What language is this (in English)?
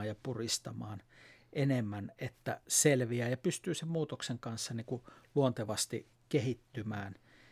Finnish